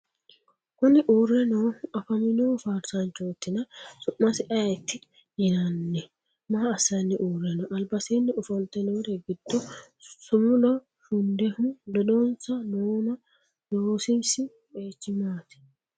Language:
Sidamo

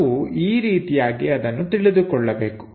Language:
Kannada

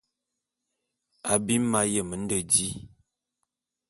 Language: Bulu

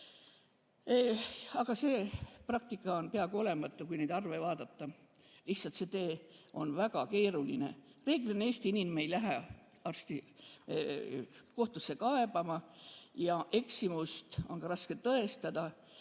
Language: Estonian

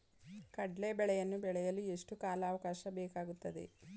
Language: Kannada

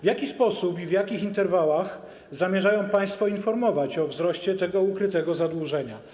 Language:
Polish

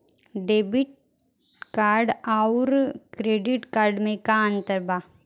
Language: Bhojpuri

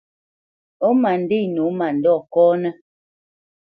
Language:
Bamenyam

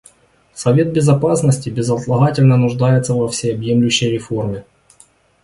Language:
Russian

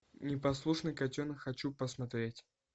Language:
Russian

